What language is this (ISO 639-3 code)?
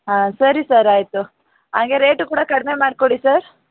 kan